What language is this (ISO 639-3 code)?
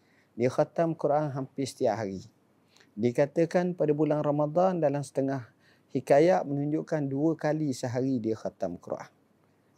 msa